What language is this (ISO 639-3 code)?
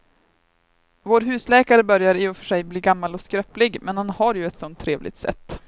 swe